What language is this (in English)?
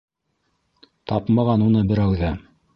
Bashkir